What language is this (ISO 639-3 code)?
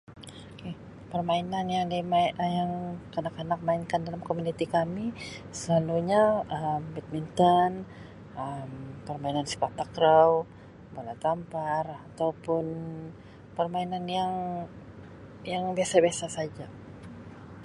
msi